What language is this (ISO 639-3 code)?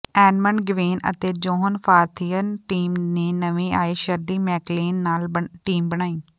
pan